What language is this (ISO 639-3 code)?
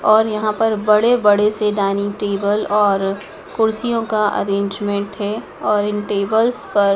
hin